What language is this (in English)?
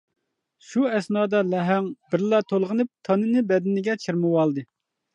Uyghur